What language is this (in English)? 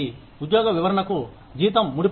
Telugu